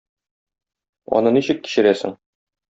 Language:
Tatar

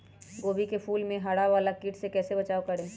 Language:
Magahi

